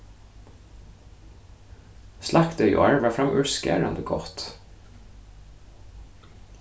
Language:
Faroese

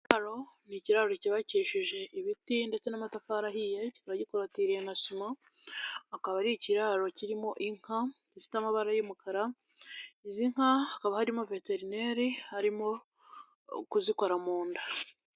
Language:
Kinyarwanda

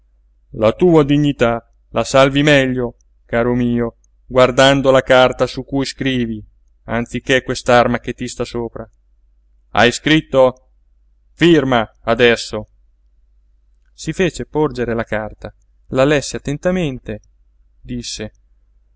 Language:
Italian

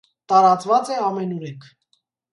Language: Armenian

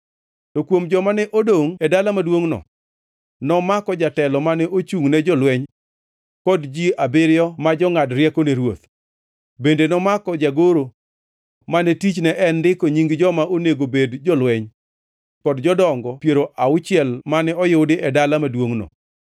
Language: Luo (Kenya and Tanzania)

